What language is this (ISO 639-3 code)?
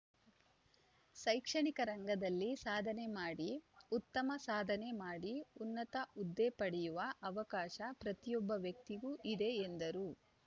kan